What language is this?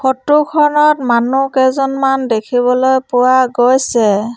Assamese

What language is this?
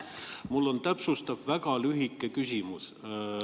Estonian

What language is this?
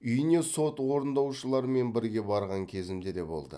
Kazakh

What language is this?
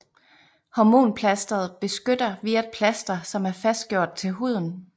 Danish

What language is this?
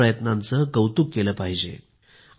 Marathi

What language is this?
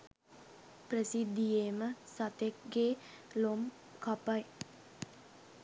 Sinhala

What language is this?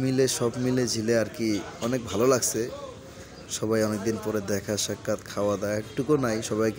Arabic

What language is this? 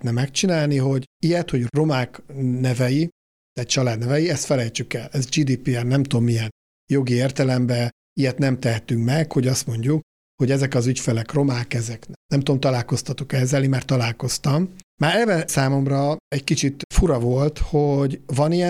Hungarian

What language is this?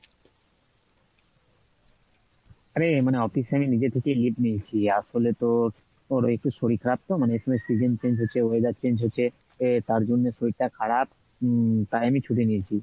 Bangla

